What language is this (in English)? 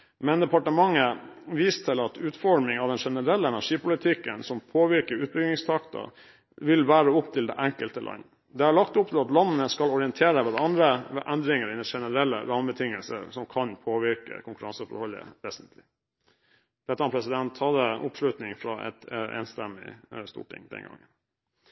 Norwegian Bokmål